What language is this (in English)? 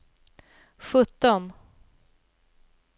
Swedish